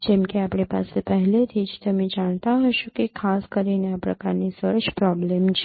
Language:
Gujarati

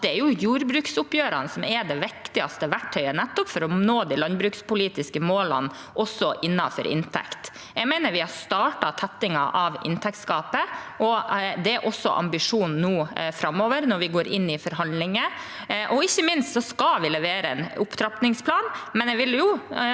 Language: Norwegian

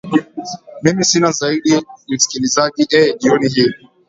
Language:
Swahili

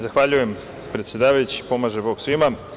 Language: Serbian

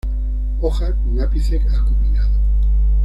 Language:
Spanish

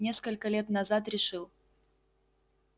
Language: Russian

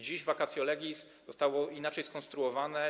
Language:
Polish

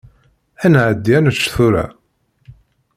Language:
Kabyle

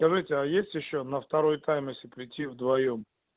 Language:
Russian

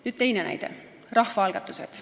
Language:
Estonian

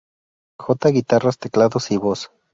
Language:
Spanish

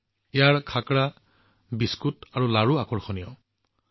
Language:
Assamese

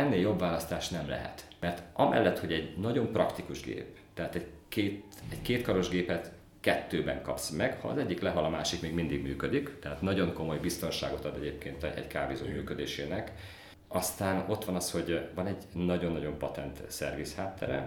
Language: Hungarian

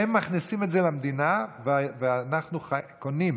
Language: Hebrew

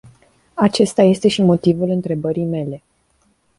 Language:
Romanian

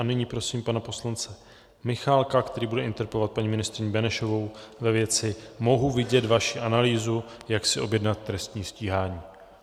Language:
Czech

